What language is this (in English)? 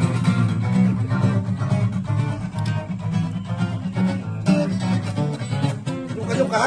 Indonesian